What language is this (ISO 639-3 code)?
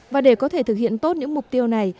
vie